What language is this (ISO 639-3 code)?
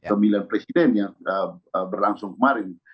ind